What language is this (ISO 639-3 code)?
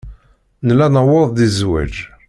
kab